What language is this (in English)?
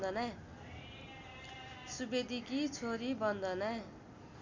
Nepali